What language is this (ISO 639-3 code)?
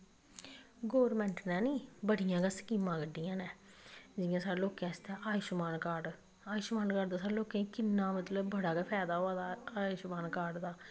doi